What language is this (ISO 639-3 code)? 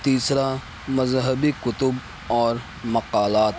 urd